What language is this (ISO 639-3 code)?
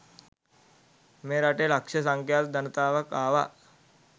sin